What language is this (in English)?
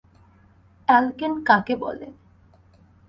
Bangla